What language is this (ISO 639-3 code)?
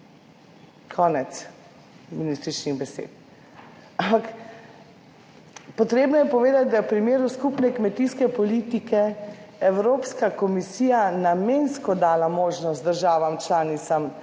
slv